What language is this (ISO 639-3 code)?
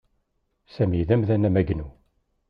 kab